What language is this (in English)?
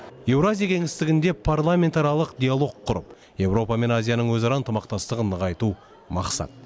Kazakh